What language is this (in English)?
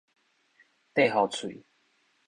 Min Nan Chinese